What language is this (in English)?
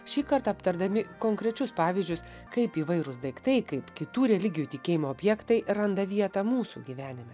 Lithuanian